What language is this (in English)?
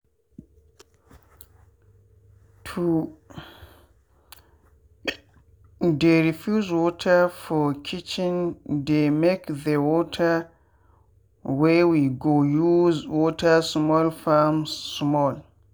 Nigerian Pidgin